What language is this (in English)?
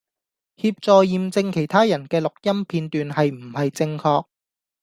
Cantonese